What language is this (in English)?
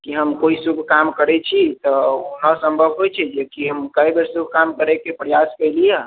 Maithili